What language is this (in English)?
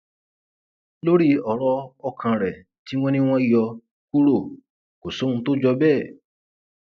Yoruba